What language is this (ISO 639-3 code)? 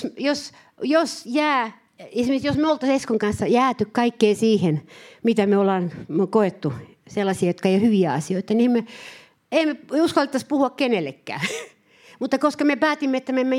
fin